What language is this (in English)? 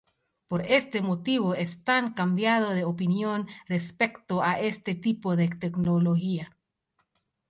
Spanish